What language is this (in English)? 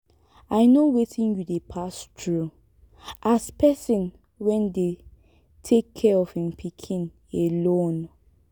Nigerian Pidgin